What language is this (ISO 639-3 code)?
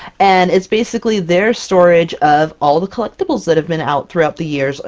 eng